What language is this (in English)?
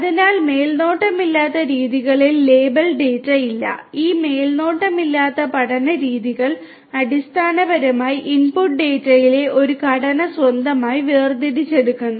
Malayalam